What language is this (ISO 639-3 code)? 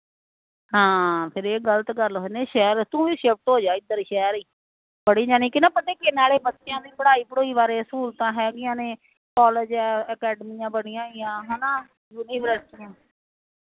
pan